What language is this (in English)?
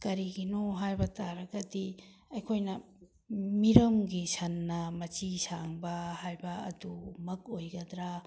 Manipuri